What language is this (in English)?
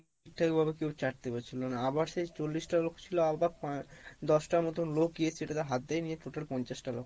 Bangla